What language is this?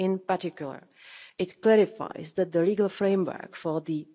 English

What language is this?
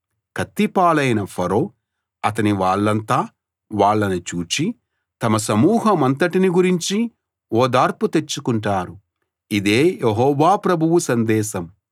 Telugu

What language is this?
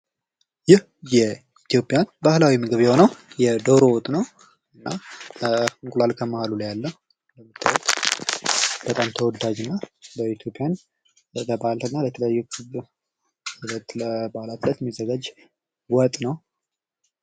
Amharic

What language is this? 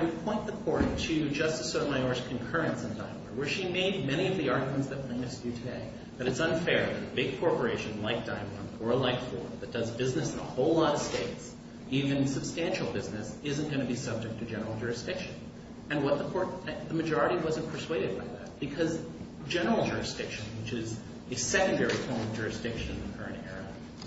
English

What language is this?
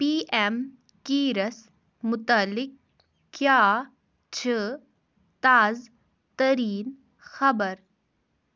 Kashmiri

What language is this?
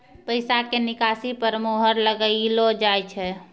Maithili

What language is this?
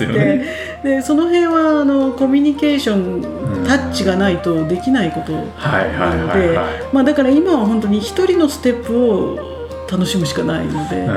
Japanese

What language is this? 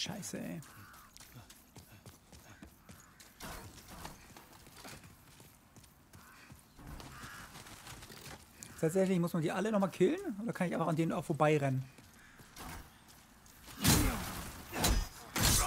German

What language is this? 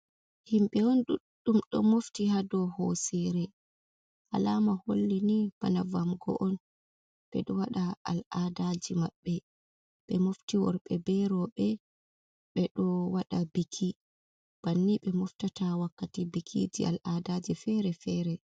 Fula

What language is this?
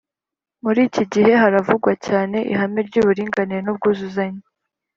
Kinyarwanda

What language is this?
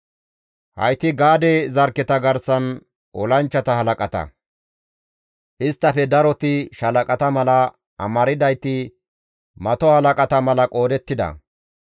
Gamo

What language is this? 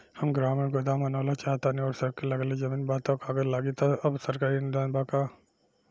Bhojpuri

